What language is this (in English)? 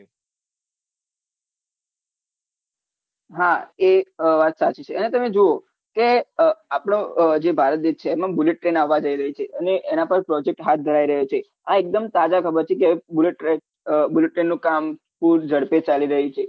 Gujarati